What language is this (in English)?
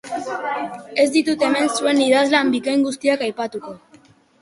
Basque